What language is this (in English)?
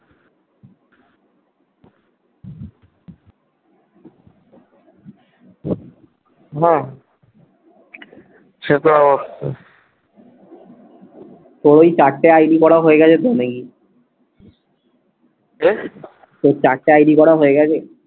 Bangla